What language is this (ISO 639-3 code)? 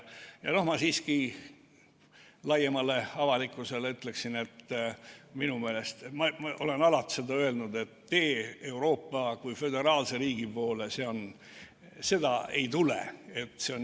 est